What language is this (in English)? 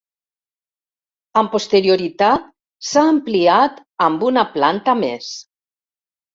Catalan